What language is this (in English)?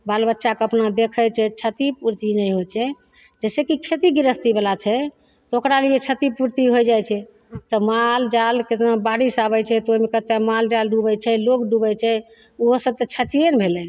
Maithili